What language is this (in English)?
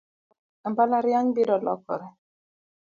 Luo (Kenya and Tanzania)